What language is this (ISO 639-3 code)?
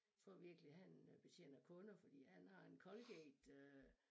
dan